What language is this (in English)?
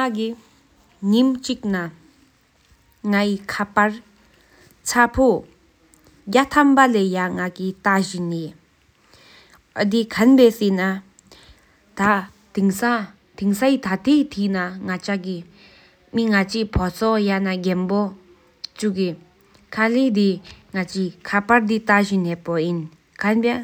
Sikkimese